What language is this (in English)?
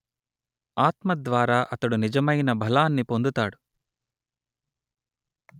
Telugu